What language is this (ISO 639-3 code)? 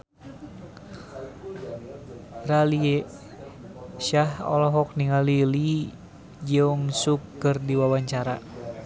sun